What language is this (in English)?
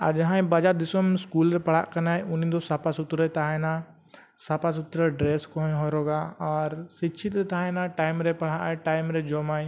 Santali